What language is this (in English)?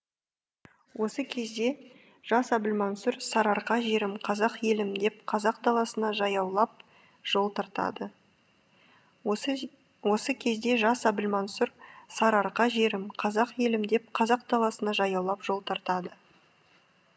Kazakh